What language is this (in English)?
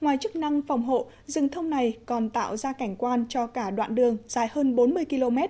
Vietnamese